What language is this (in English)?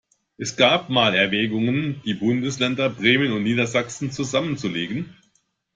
German